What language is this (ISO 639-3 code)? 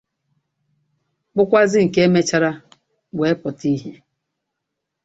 ibo